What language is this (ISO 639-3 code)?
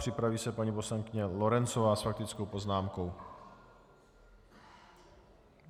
ces